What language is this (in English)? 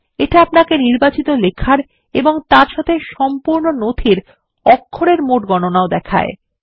Bangla